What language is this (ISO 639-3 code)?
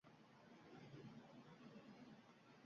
uzb